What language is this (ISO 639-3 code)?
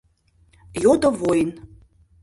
chm